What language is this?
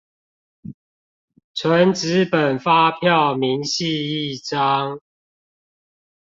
Chinese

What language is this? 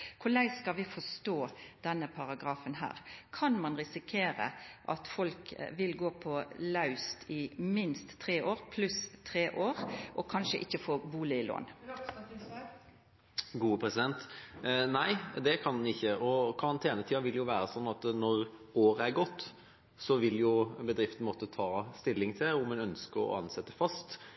Norwegian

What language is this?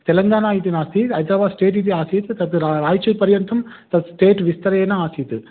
Sanskrit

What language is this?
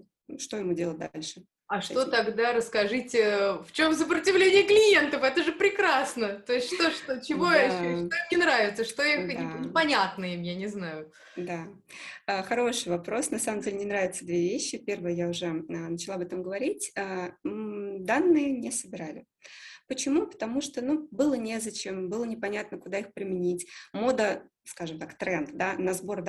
Russian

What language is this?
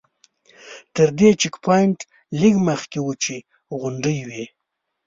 Pashto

